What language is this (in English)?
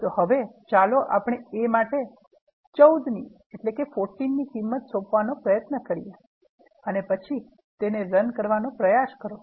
Gujarati